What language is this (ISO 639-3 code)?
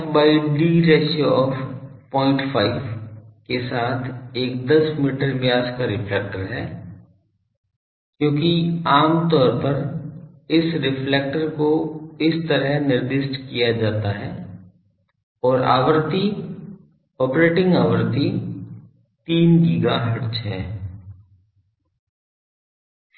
hin